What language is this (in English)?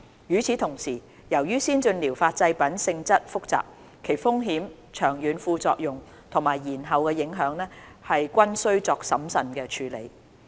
Cantonese